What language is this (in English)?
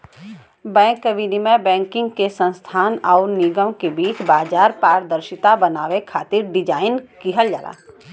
Bhojpuri